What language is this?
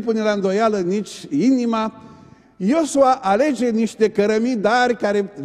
Romanian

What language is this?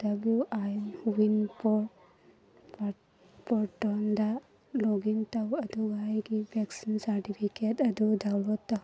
Manipuri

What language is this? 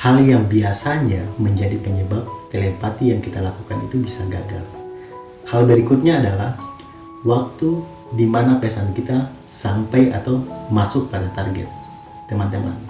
Indonesian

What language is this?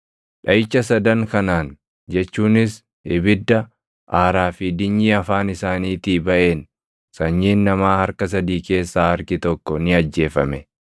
Oromo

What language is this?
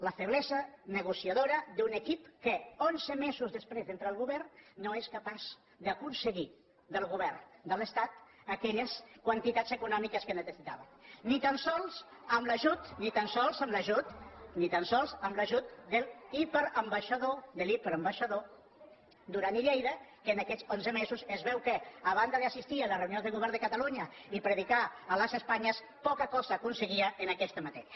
Catalan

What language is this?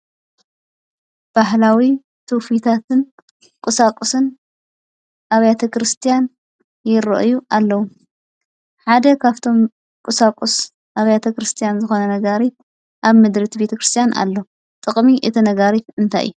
Tigrinya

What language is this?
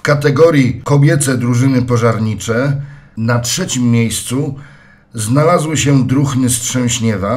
Polish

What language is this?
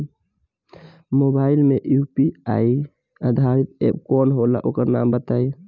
Bhojpuri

